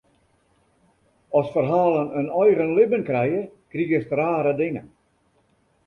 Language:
Western Frisian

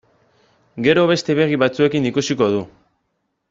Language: Basque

